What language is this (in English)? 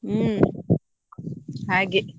Kannada